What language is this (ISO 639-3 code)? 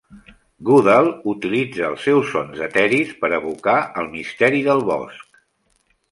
cat